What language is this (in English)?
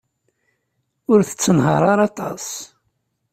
Kabyle